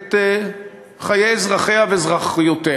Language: Hebrew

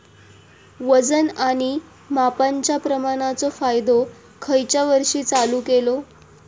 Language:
Marathi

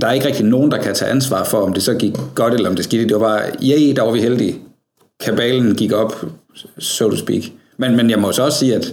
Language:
Danish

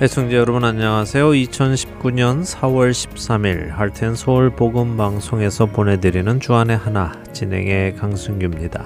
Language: Korean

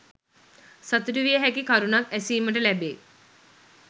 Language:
Sinhala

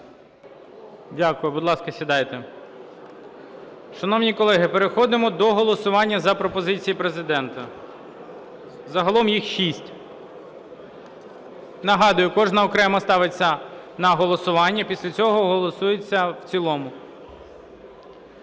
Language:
Ukrainian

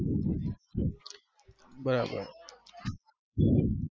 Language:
Gujarati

